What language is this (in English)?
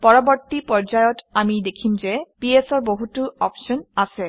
Assamese